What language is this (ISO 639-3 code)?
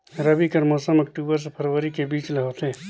hne